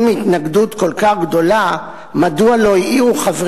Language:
Hebrew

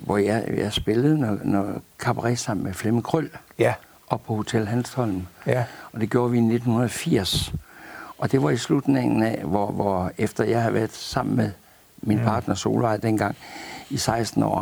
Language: Danish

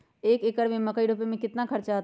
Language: Magahi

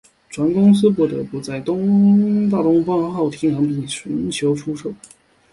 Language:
Chinese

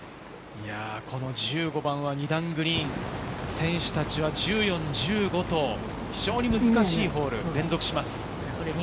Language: Japanese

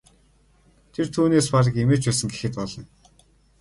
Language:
Mongolian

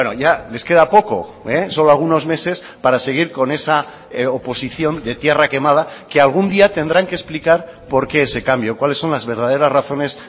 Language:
Spanish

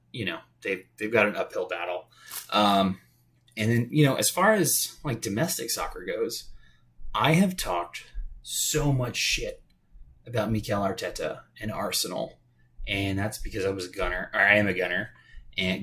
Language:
English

